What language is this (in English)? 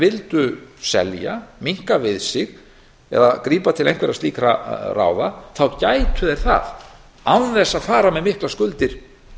Icelandic